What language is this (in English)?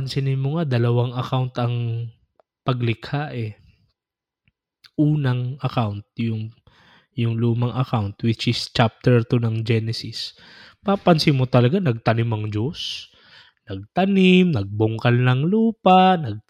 Filipino